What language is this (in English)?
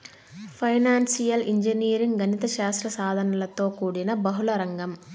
Telugu